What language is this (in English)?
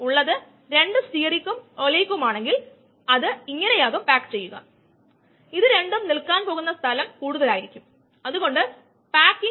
Malayalam